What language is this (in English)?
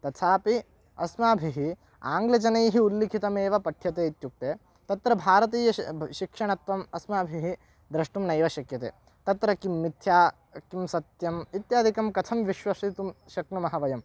Sanskrit